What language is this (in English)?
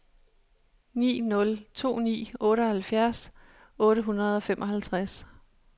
Danish